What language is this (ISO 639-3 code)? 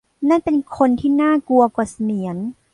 tha